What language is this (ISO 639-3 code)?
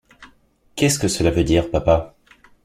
fra